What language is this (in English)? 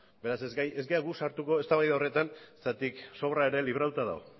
Basque